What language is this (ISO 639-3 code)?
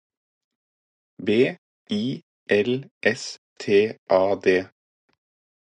nob